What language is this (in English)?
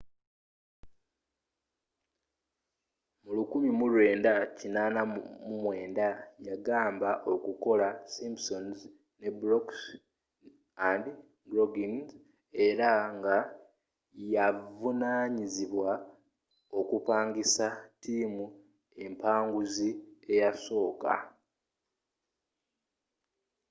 Ganda